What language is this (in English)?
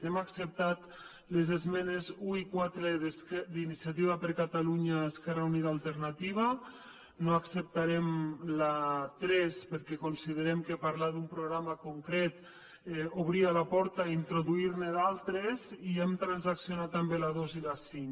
Catalan